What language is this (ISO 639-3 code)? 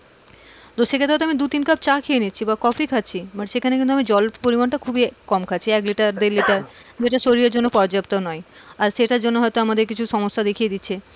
ben